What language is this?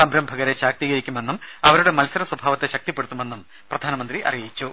Malayalam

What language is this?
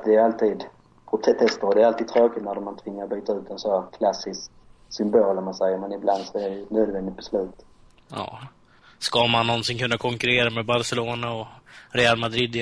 Swedish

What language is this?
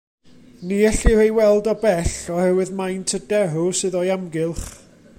Welsh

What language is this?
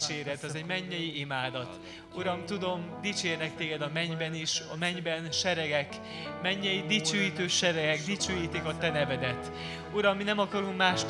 Hungarian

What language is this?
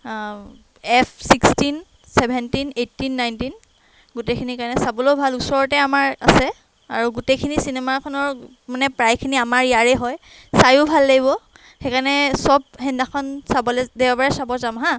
Assamese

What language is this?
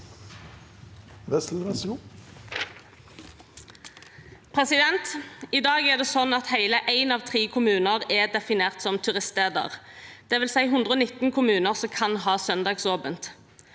Norwegian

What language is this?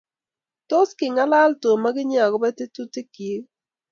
Kalenjin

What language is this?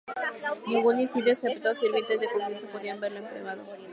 Spanish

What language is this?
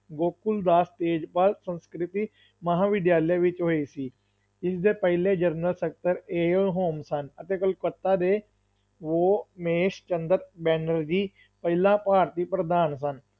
Punjabi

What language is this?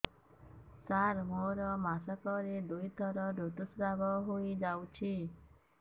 Odia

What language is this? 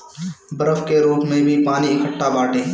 Bhojpuri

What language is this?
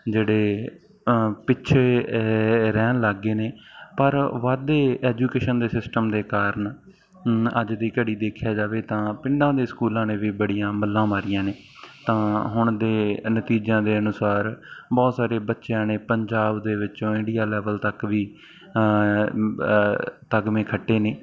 Punjabi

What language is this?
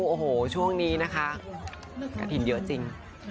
Thai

